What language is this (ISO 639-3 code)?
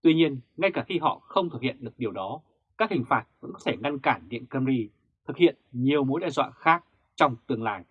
vie